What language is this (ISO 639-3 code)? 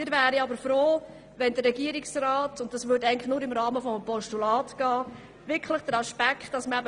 gsw